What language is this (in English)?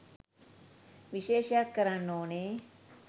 Sinhala